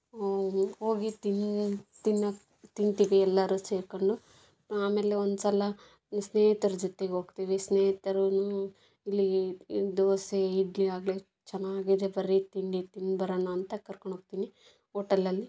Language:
Kannada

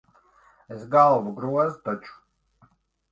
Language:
Latvian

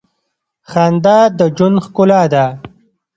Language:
Pashto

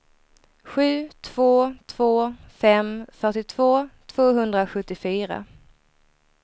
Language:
Swedish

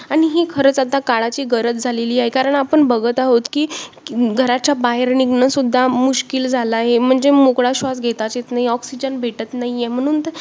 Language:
Marathi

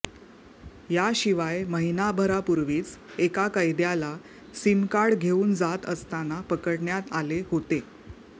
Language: Marathi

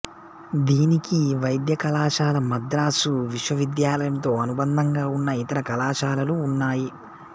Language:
Telugu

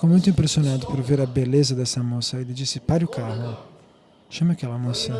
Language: Portuguese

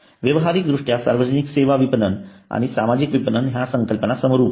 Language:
Marathi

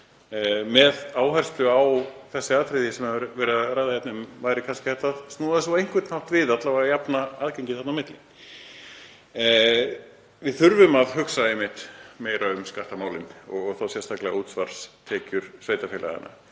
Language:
Icelandic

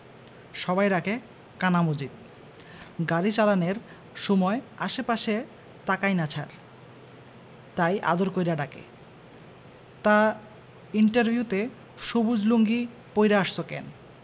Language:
Bangla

